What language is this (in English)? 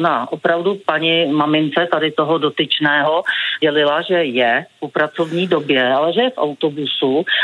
Czech